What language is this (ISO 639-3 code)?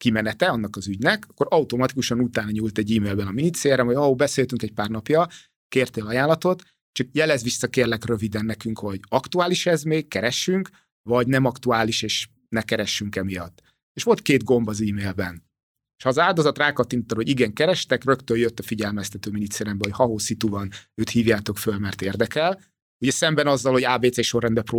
hun